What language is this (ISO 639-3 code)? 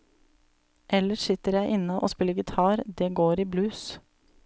nor